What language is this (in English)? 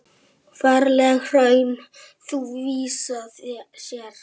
Icelandic